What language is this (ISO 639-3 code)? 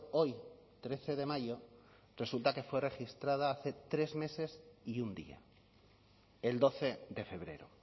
spa